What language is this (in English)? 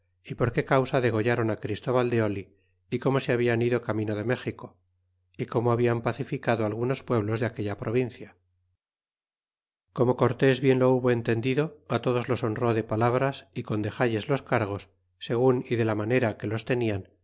Spanish